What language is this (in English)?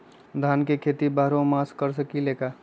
Magahi